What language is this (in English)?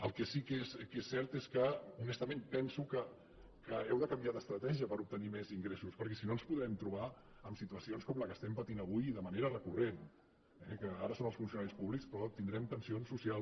Catalan